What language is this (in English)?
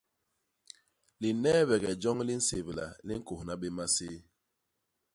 Basaa